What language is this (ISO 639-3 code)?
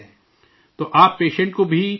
urd